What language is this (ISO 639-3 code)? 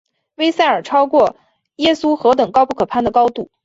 zho